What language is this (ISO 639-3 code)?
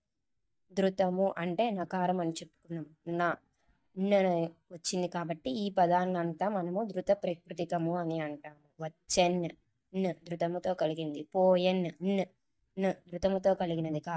tel